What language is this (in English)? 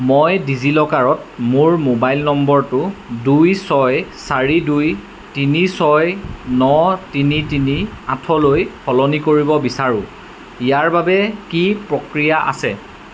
Assamese